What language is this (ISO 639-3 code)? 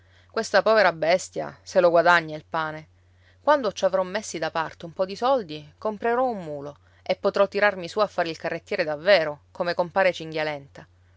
ita